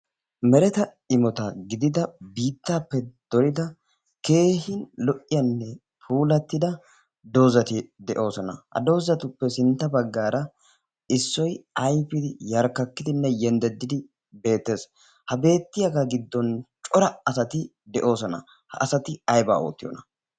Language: Wolaytta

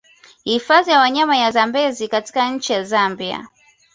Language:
Swahili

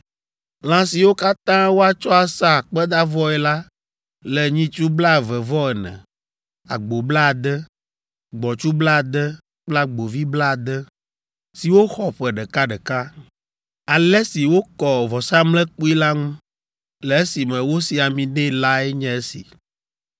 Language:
Ewe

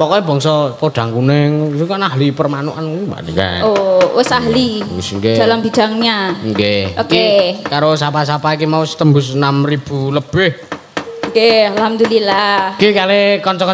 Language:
Indonesian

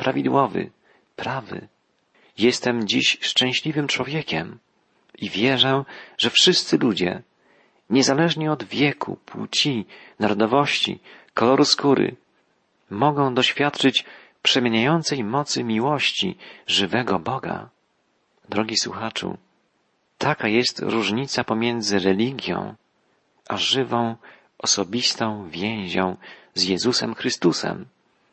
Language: Polish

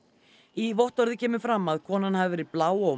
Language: Icelandic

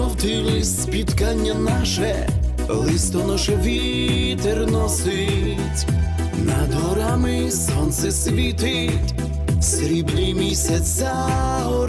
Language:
Ukrainian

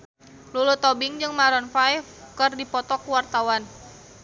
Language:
Sundanese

